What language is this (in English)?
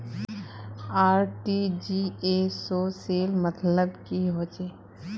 Magahi